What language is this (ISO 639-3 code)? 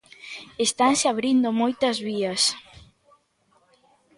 glg